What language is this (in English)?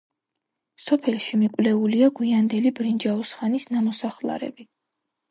Georgian